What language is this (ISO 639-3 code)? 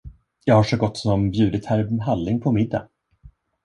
swe